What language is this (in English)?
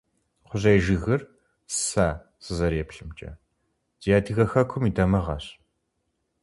Kabardian